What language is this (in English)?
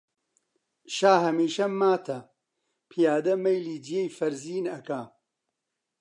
Central Kurdish